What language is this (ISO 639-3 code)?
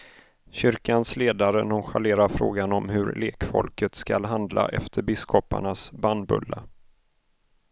swe